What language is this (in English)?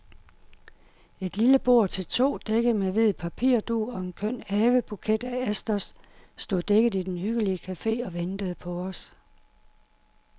Danish